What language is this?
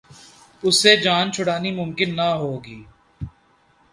Urdu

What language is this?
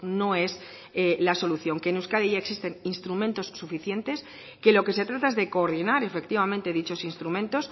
Spanish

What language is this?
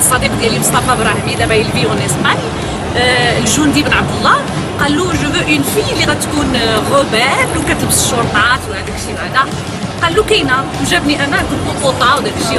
French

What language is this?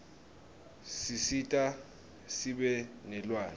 Swati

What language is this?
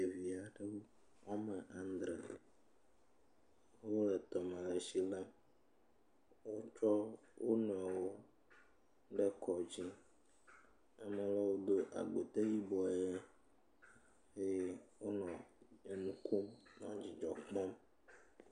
Ewe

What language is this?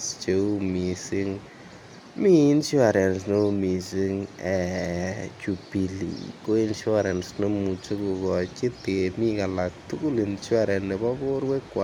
Kalenjin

